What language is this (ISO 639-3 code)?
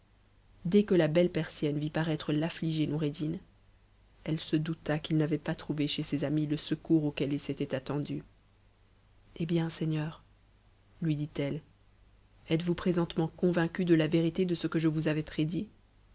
fra